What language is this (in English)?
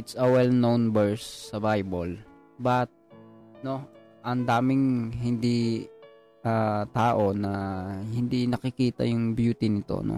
Filipino